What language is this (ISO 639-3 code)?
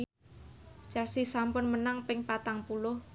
jav